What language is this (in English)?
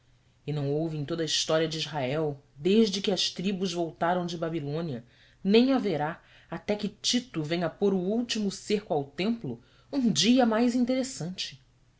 Portuguese